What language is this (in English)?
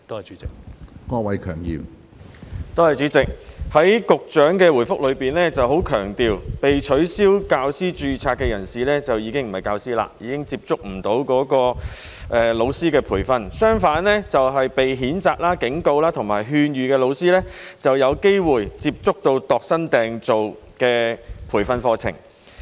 Cantonese